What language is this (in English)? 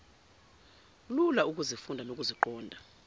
Zulu